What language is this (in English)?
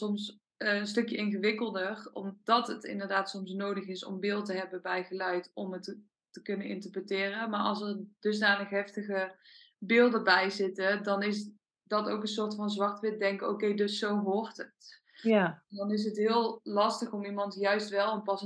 Dutch